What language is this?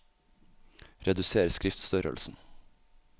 Norwegian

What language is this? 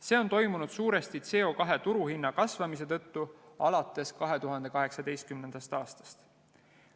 Estonian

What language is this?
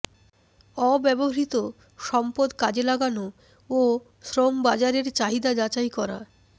Bangla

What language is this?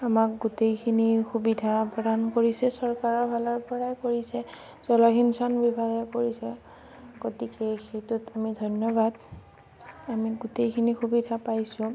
Assamese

